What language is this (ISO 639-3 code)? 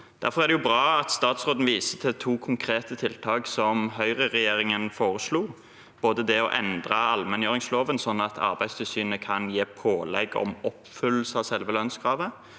nor